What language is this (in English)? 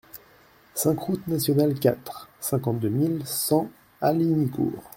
French